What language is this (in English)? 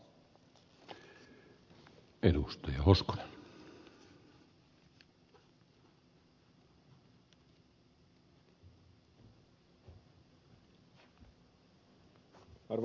Finnish